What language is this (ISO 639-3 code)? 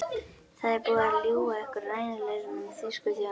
isl